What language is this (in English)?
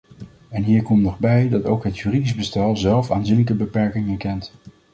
Dutch